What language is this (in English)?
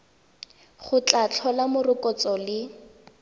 Tswana